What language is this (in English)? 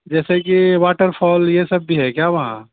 Urdu